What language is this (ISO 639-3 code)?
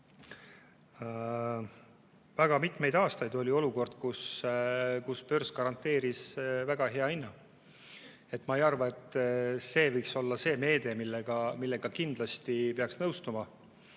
est